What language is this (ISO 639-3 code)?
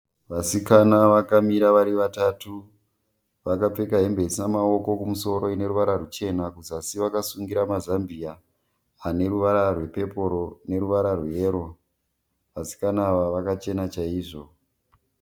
sna